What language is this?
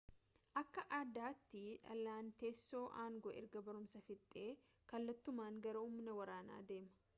Oromo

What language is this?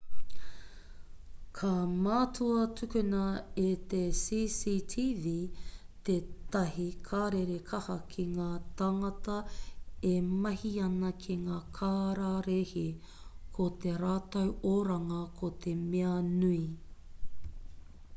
Māori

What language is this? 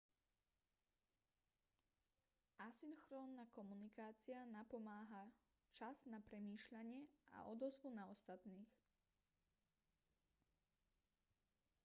Slovak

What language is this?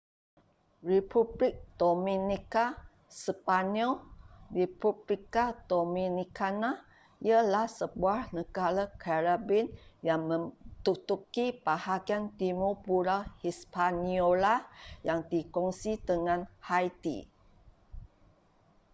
Malay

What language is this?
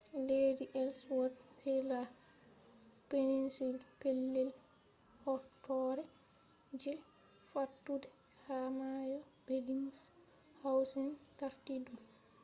Fula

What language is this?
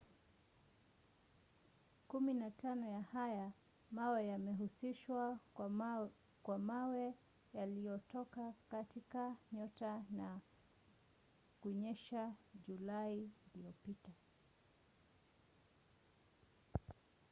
Swahili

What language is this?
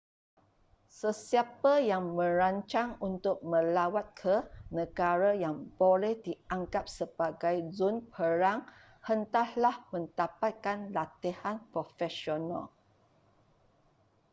Malay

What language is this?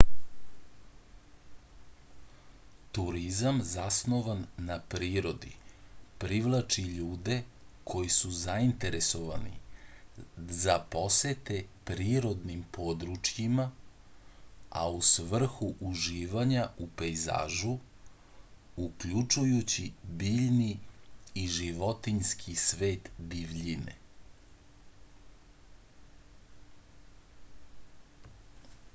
Serbian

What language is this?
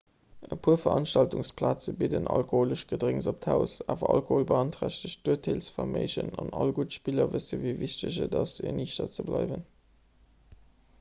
Luxembourgish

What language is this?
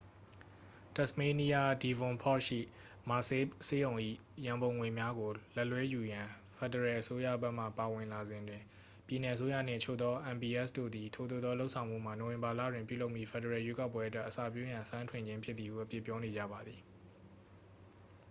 Burmese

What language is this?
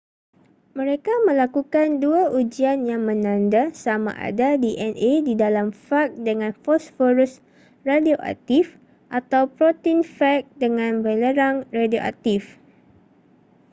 Malay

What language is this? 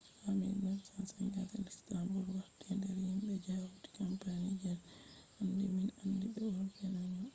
Fula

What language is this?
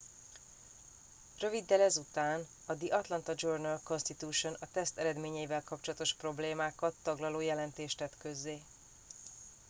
Hungarian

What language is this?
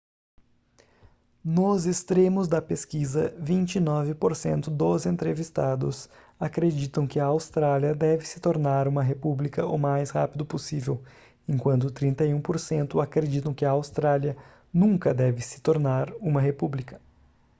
Portuguese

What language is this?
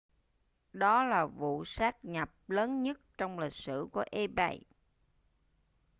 Vietnamese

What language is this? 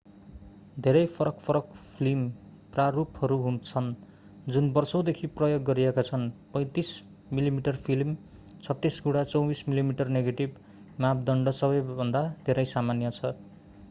Nepali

